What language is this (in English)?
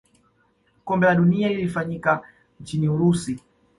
Swahili